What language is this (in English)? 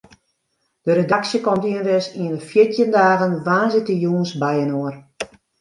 Western Frisian